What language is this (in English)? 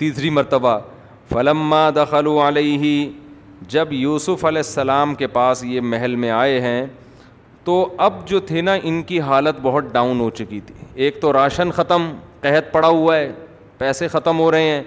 Urdu